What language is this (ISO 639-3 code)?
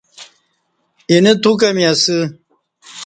bsh